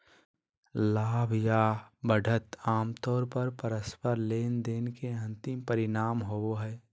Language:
Magahi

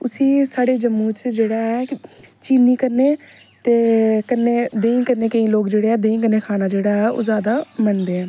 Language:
Dogri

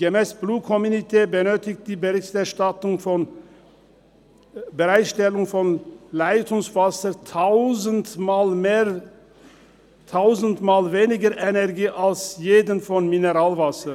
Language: Swiss German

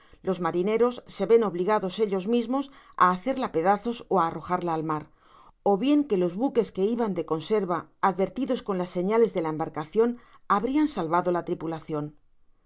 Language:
Spanish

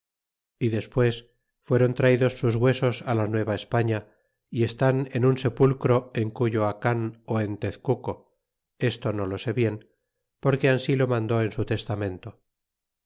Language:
Spanish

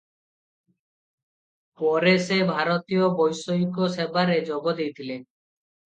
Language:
Odia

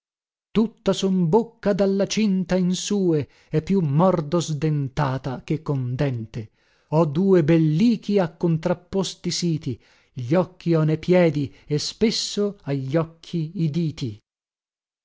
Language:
Italian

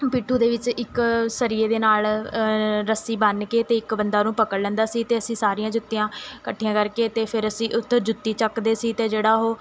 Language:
Punjabi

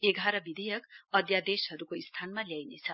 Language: Nepali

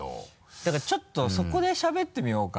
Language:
Japanese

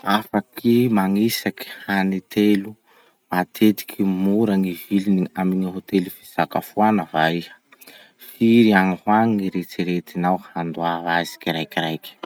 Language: Masikoro Malagasy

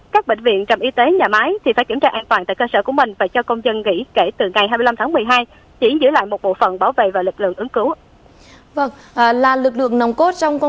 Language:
Vietnamese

